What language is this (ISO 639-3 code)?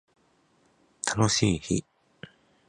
jpn